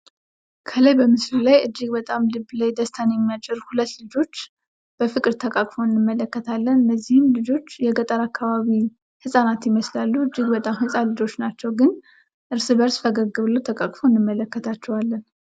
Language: Amharic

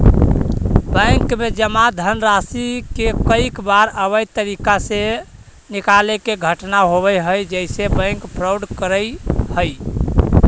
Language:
Magahi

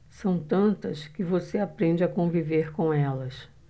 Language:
Portuguese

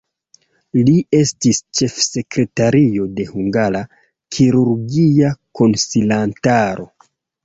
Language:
Esperanto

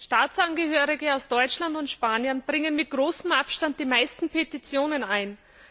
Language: German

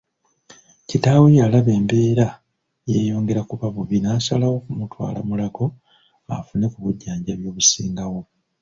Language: Ganda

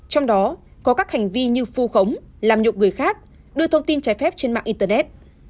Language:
Vietnamese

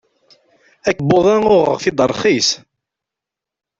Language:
Kabyle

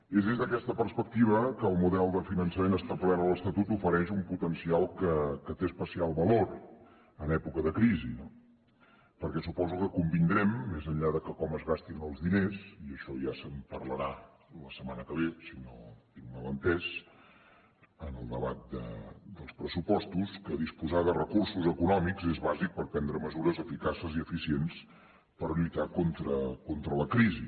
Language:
Catalan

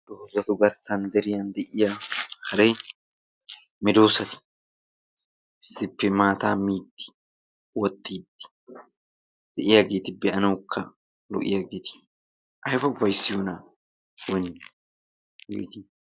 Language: Wolaytta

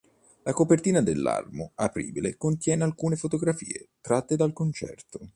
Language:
Italian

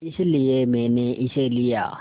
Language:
Hindi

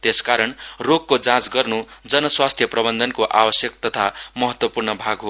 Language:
Nepali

